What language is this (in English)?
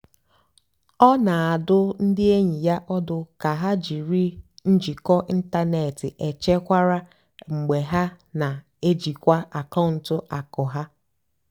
Igbo